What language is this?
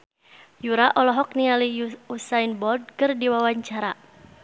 Sundanese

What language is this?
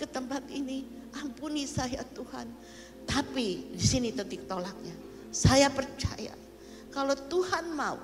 Indonesian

